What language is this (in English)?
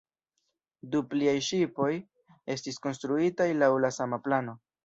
Esperanto